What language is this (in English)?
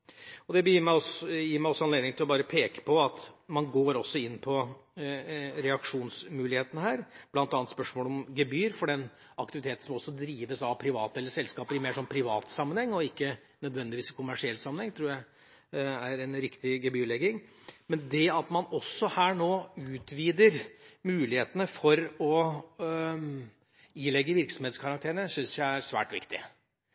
Norwegian Bokmål